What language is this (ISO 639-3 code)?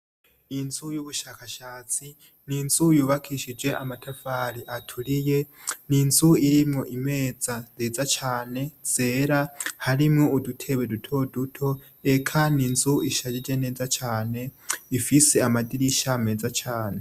run